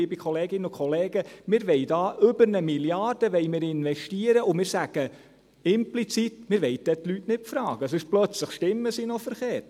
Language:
Swiss German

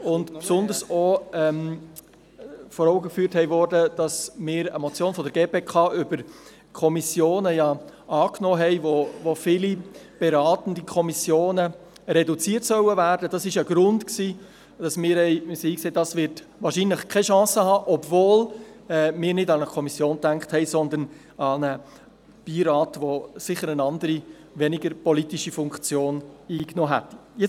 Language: Swiss German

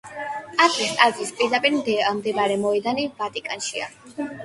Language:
Georgian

